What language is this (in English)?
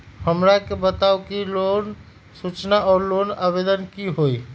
Magahi